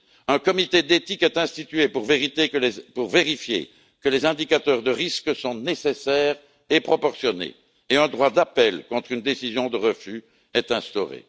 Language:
French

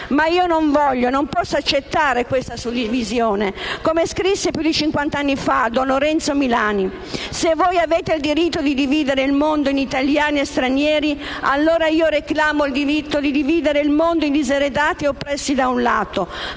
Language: Italian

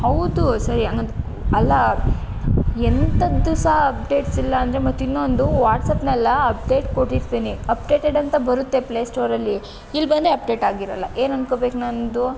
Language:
Kannada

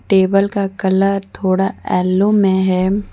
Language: Hindi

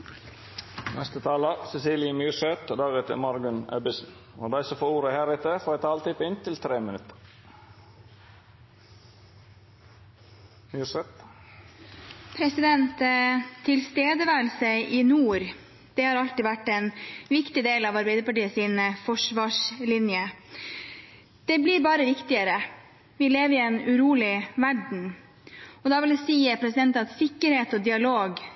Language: Norwegian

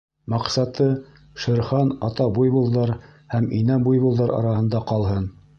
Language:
Bashkir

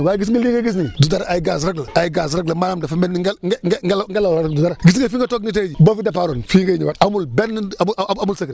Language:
Wolof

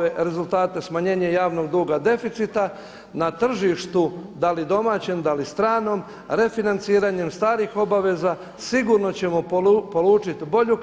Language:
Croatian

